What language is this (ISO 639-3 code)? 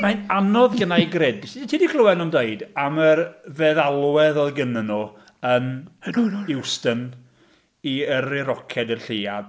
cym